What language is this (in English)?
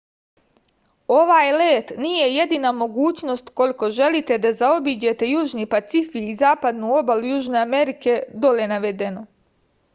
Serbian